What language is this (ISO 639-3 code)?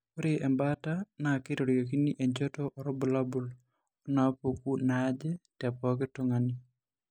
mas